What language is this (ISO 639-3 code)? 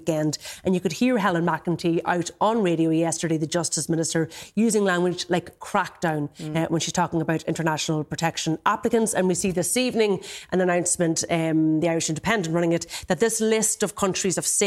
eng